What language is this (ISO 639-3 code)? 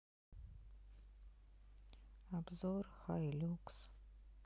rus